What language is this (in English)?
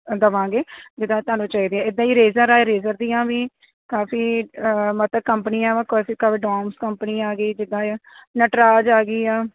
Punjabi